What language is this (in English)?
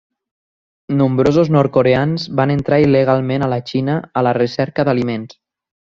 Catalan